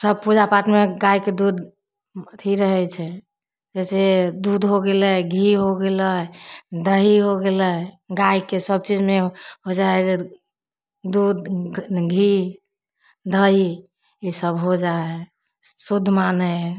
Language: Maithili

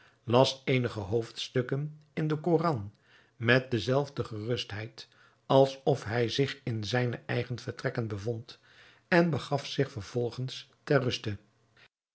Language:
Dutch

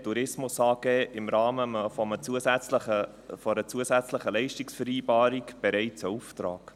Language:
Swiss German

